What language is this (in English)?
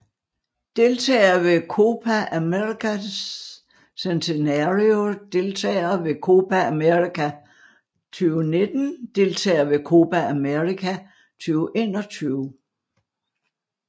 Danish